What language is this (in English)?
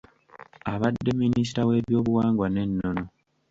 Ganda